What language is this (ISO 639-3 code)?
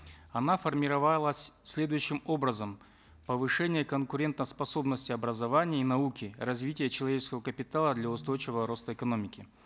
kaz